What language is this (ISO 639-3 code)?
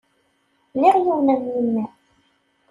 kab